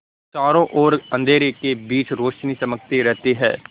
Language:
Hindi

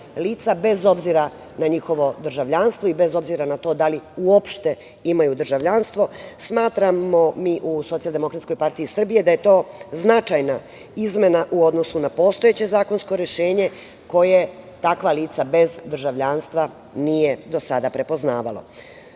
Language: Serbian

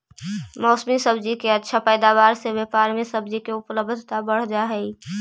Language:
Magahi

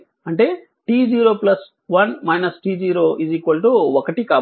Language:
Telugu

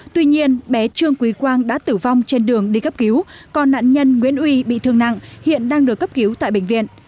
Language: Vietnamese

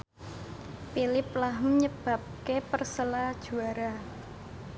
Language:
Javanese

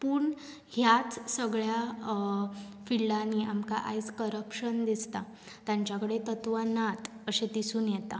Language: Konkani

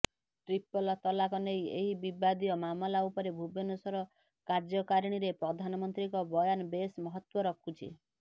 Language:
Odia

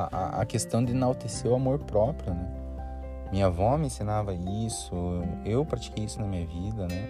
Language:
Portuguese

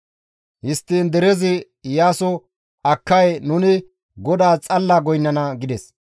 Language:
Gamo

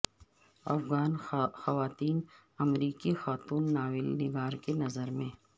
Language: Urdu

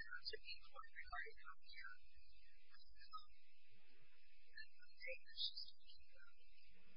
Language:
English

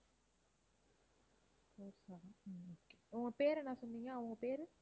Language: Tamil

